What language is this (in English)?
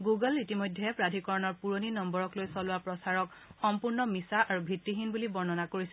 Assamese